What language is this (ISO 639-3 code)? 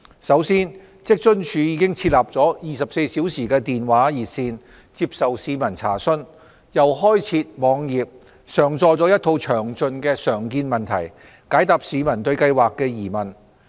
yue